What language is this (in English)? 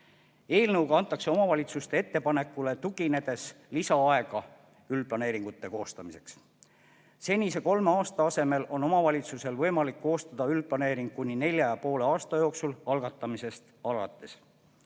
Estonian